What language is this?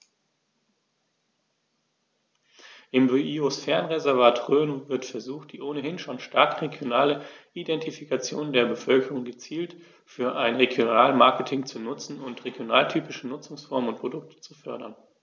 German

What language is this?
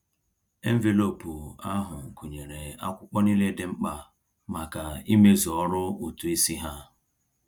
Igbo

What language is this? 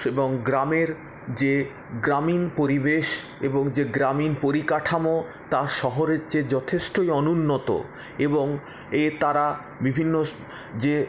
Bangla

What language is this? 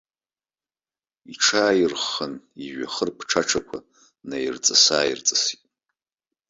Abkhazian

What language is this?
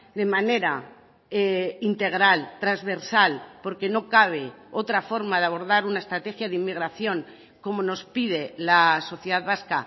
Spanish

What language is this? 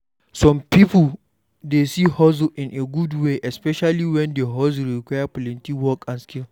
Nigerian Pidgin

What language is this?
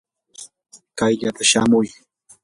Yanahuanca Pasco Quechua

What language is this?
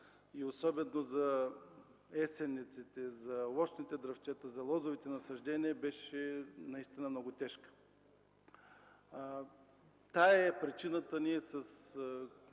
Bulgarian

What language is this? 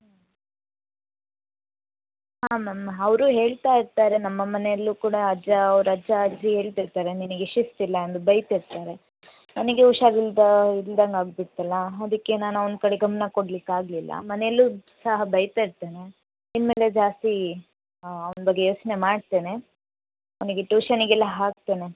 Kannada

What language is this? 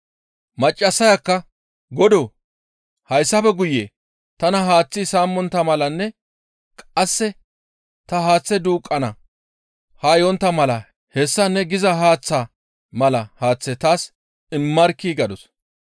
Gamo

